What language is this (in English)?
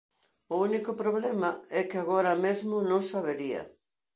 Galician